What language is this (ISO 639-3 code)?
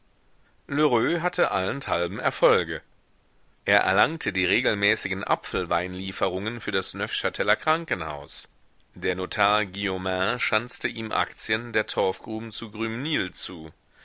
deu